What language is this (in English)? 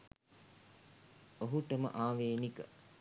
Sinhala